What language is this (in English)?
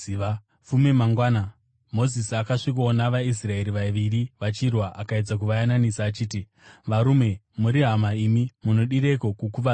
Shona